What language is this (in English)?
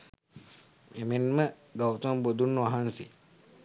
Sinhala